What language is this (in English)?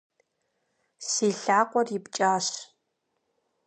Kabardian